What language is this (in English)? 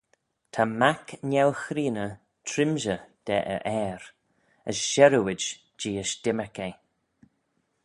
Manx